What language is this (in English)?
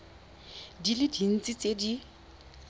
Tswana